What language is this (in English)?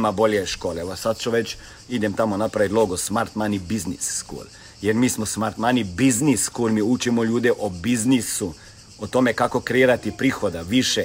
Croatian